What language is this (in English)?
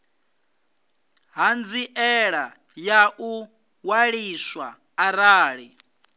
Venda